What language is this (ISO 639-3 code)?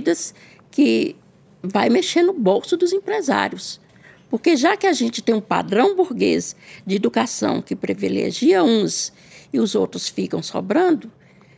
por